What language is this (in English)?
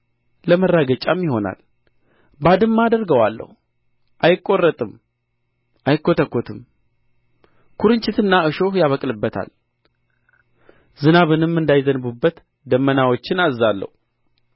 Amharic